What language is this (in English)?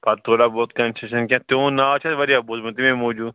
Kashmiri